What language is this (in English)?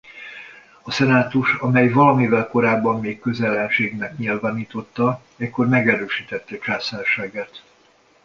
Hungarian